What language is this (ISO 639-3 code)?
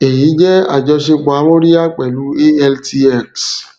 yor